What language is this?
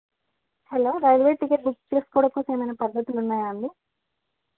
Telugu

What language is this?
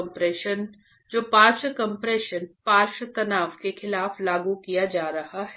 Hindi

